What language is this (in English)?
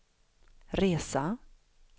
Swedish